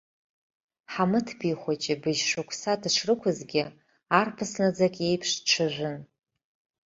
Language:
Abkhazian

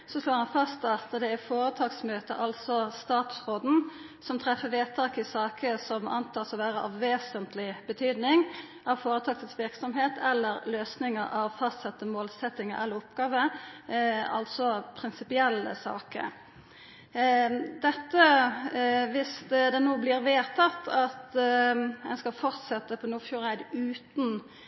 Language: Norwegian Nynorsk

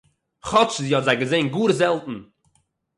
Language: Yiddish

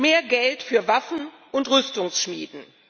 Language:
German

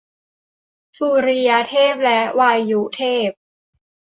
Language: Thai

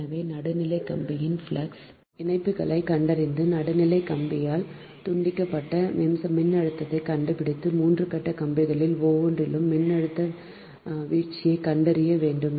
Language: Tamil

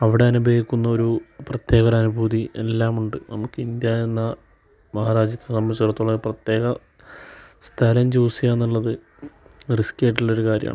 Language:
Malayalam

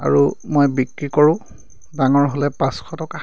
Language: Assamese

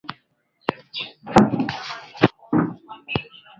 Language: Swahili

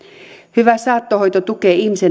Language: Finnish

